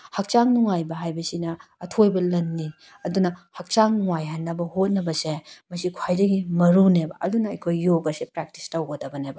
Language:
Manipuri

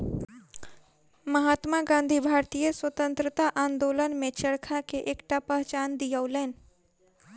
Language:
Maithili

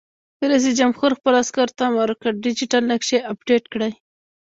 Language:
Pashto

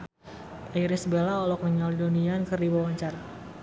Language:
Sundanese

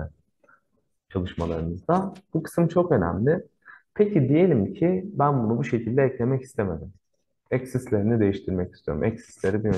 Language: Turkish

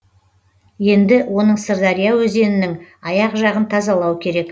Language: Kazakh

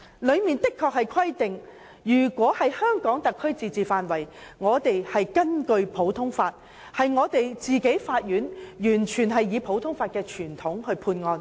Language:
Cantonese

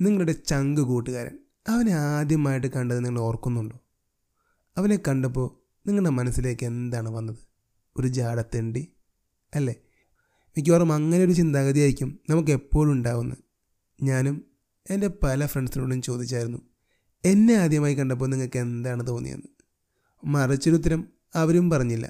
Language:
Malayalam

